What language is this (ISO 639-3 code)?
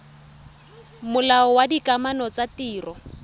tsn